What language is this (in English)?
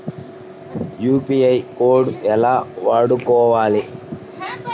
Telugu